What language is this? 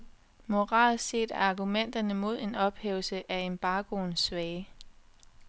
Danish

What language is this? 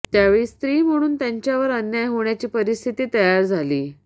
Marathi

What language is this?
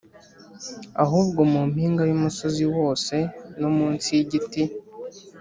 Kinyarwanda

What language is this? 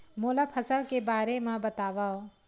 Chhattisgarhi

